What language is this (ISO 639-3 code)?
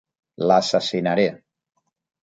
cat